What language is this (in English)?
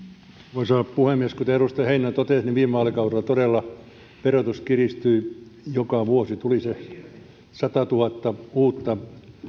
Finnish